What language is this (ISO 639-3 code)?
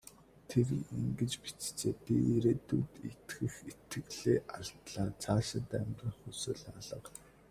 mon